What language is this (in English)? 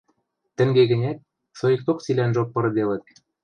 Western Mari